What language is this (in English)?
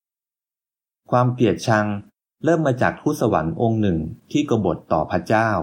Thai